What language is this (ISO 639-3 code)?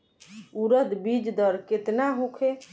bho